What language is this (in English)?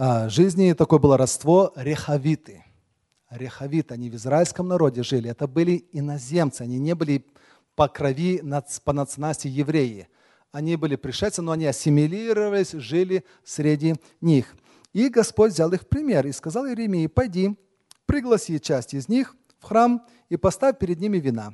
Russian